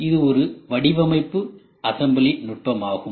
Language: Tamil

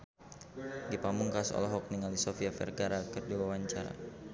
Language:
Sundanese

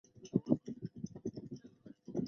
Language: Chinese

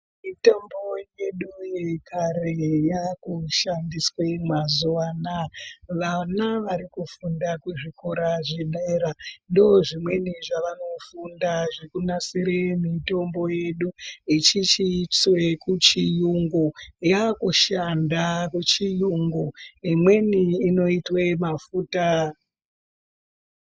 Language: Ndau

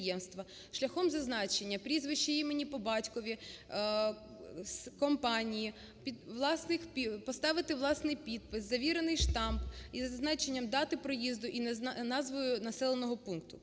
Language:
Ukrainian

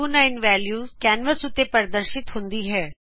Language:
Punjabi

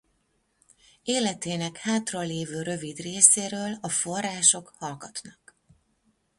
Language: Hungarian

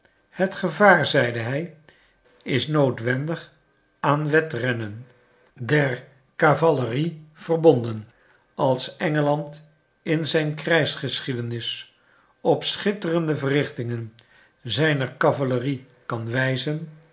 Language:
Dutch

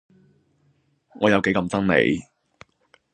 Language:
Cantonese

